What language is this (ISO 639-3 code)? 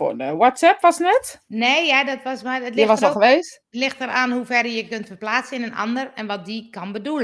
nld